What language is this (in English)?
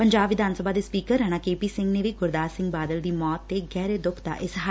Punjabi